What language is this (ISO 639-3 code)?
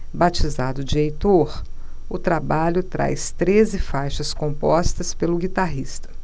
por